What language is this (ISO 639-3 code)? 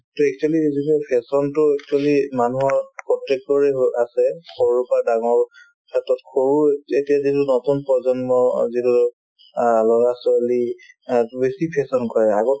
asm